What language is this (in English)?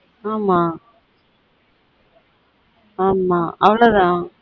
Tamil